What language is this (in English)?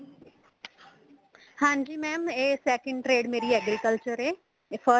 Punjabi